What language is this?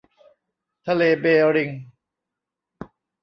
Thai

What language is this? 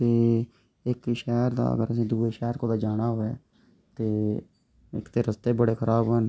Dogri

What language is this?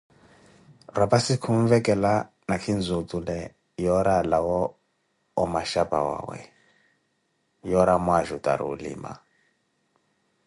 Koti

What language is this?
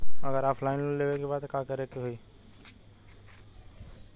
Bhojpuri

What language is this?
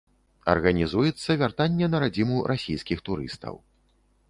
Belarusian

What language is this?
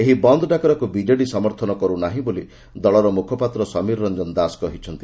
Odia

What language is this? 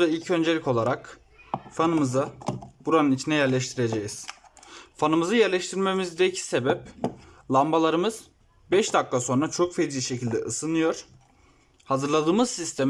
Turkish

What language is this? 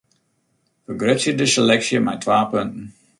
Western Frisian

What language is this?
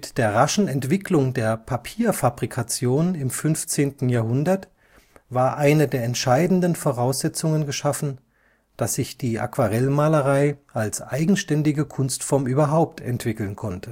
German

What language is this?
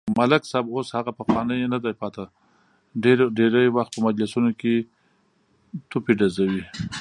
Pashto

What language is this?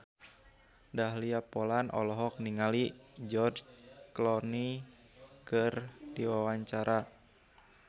Sundanese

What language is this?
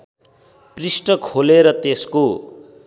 Nepali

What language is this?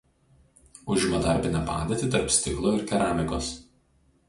Lithuanian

